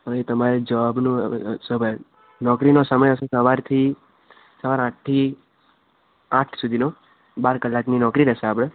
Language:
Gujarati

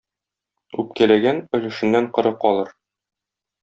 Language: Tatar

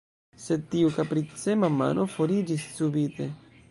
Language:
Esperanto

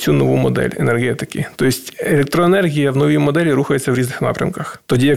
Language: Ukrainian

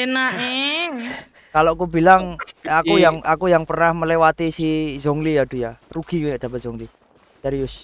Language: Indonesian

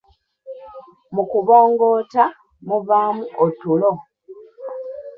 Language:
Ganda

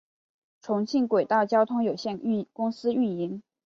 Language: Chinese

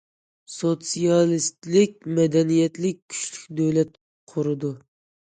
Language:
Uyghur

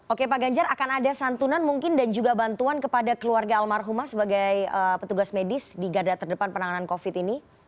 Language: Indonesian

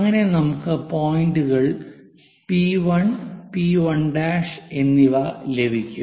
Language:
Malayalam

